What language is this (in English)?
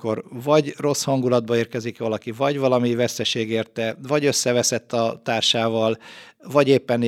Hungarian